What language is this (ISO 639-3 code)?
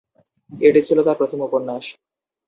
ben